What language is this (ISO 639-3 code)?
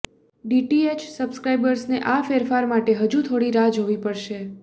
guj